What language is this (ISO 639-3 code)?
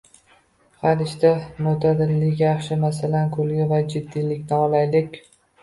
uzb